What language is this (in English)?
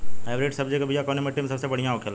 Bhojpuri